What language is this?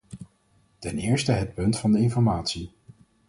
Dutch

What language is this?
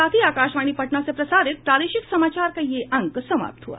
Hindi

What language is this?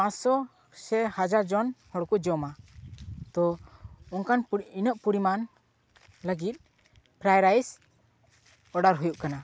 Santali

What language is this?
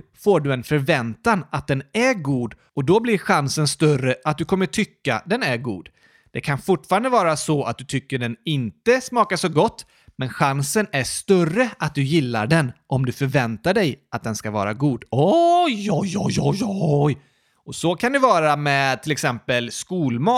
Swedish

